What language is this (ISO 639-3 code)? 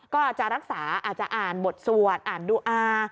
tha